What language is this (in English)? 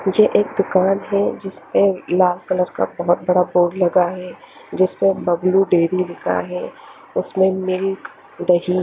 Hindi